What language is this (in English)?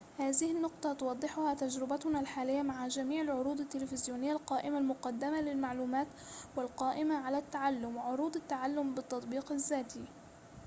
Arabic